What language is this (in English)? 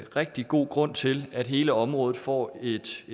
Danish